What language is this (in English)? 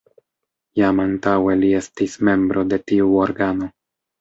Esperanto